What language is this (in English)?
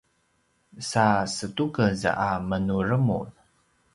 Paiwan